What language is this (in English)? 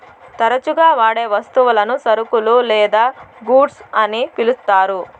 Telugu